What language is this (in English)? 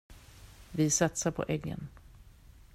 Swedish